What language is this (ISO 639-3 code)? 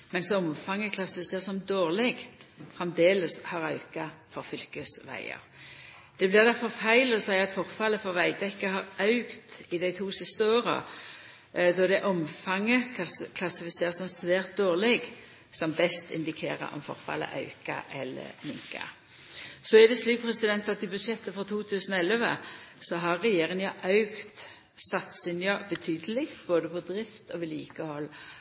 nno